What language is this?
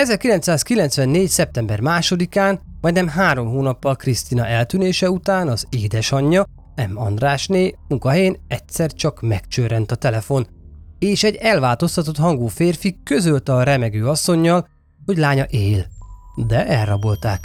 Hungarian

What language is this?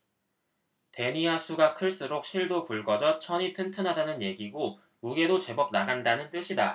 Korean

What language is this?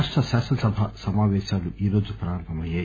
Telugu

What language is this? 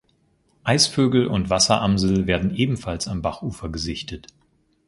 German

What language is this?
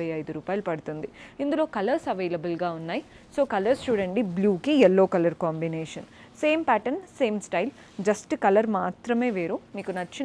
Telugu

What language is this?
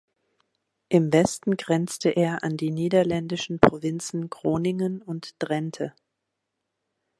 German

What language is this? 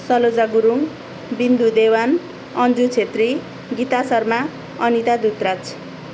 Nepali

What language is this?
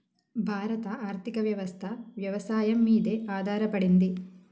Telugu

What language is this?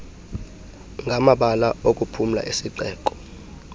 Xhosa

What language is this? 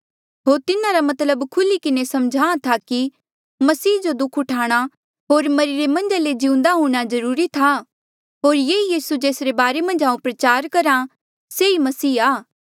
Mandeali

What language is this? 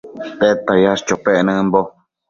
Matsés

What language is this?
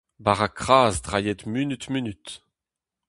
Breton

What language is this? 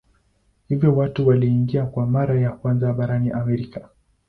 Swahili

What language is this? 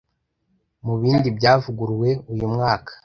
Kinyarwanda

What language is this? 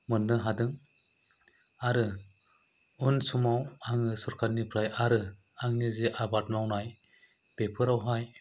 Bodo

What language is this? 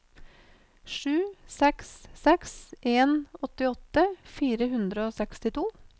Norwegian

